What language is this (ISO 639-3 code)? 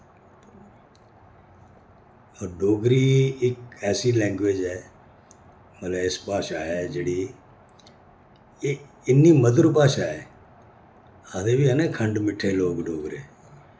doi